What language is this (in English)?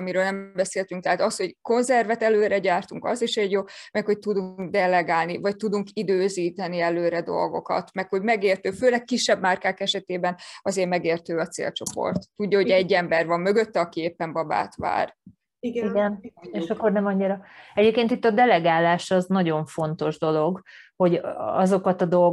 Hungarian